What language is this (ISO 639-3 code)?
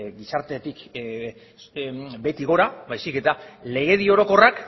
eus